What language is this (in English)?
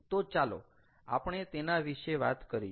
Gujarati